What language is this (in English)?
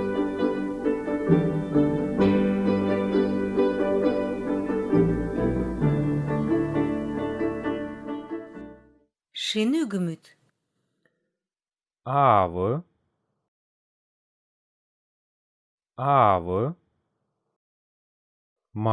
Spanish